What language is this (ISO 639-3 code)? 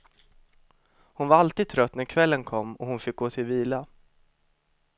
swe